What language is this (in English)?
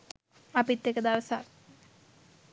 Sinhala